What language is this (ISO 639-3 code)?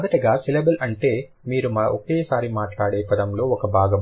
tel